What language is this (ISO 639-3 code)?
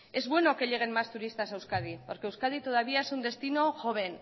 spa